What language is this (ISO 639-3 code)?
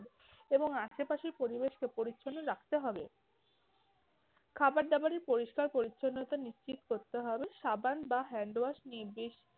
ben